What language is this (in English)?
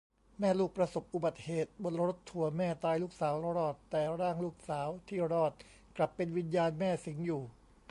Thai